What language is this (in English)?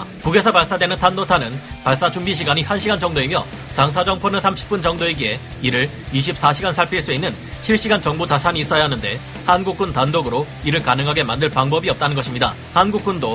Korean